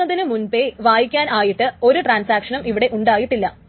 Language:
Malayalam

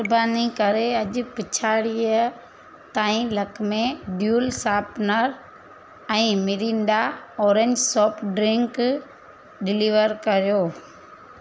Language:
Sindhi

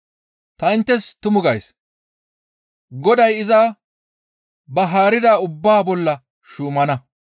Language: Gamo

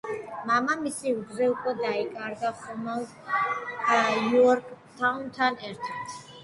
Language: Georgian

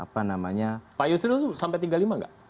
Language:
Indonesian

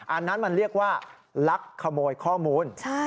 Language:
Thai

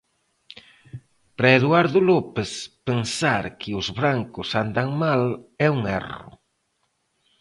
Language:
Galician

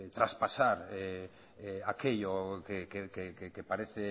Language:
Spanish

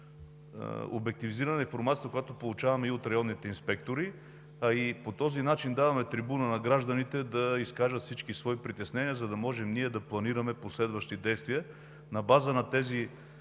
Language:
Bulgarian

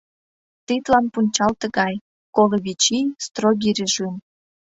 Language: Mari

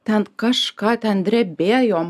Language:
Lithuanian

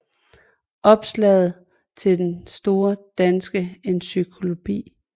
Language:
Danish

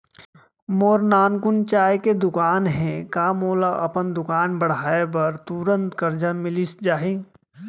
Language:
Chhattisgarhi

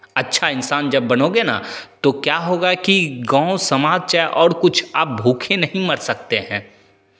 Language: Hindi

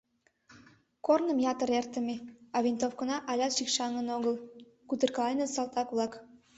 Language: Mari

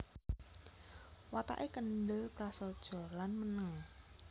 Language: Javanese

